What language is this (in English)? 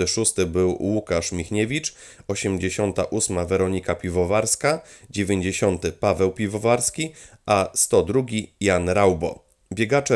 Polish